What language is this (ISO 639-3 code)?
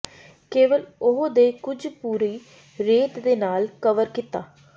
pan